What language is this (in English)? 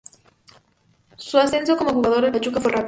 Spanish